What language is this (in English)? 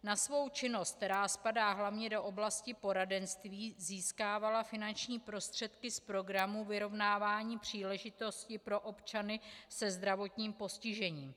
Czech